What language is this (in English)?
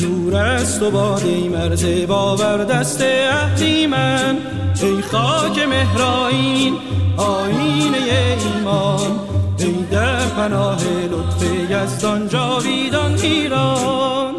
Persian